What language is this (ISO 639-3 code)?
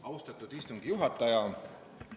est